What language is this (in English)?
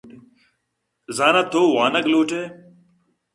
Eastern Balochi